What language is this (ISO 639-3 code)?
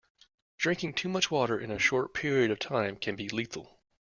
eng